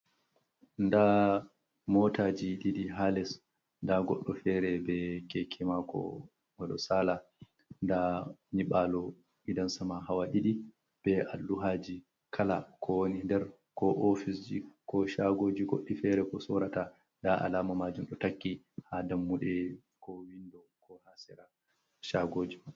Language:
Fula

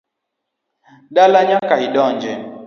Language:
Luo (Kenya and Tanzania)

